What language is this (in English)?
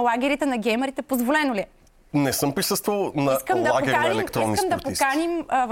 Bulgarian